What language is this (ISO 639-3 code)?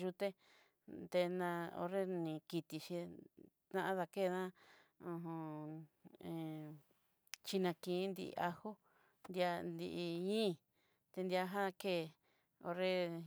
mxy